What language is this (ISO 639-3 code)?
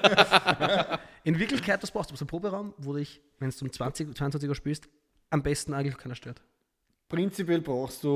deu